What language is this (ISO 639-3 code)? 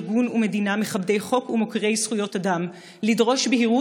heb